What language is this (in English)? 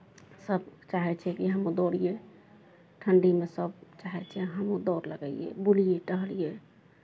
Maithili